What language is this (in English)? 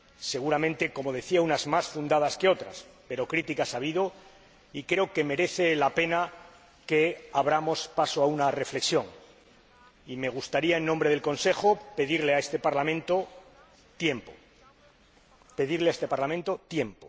Spanish